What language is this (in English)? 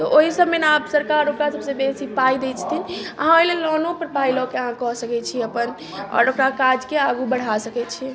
Maithili